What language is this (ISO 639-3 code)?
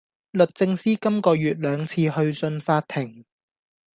yue